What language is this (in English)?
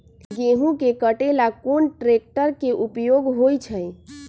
Magahi